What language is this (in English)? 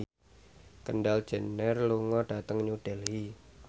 Javanese